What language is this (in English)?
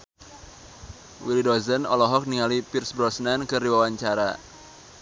Sundanese